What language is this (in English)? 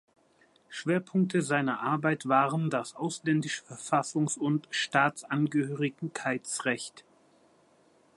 German